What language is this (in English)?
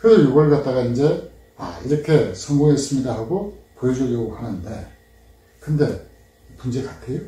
Korean